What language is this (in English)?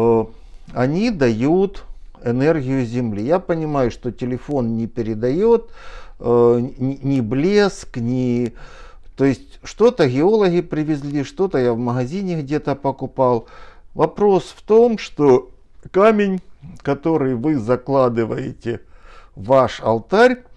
Russian